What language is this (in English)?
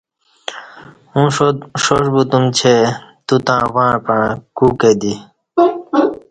Kati